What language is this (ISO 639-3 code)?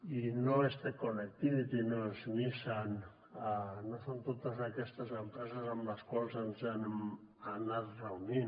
cat